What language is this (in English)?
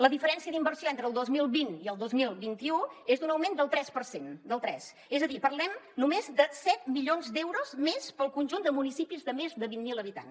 Catalan